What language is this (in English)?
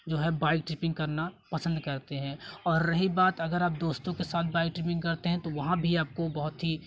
Hindi